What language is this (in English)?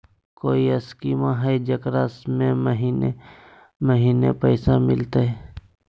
Magahi